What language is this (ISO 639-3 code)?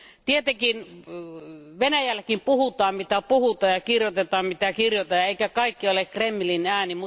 fin